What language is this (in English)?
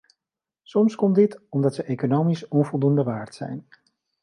Dutch